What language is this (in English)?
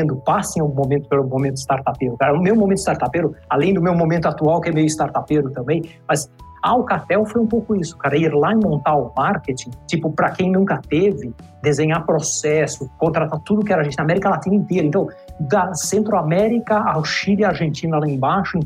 Portuguese